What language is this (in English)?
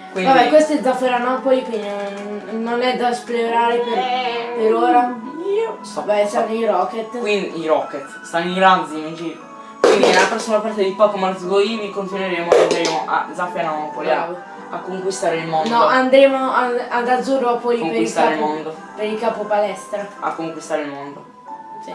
Italian